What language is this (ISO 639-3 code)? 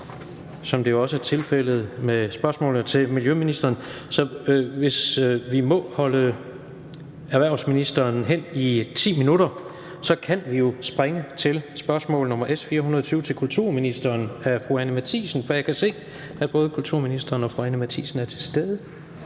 dan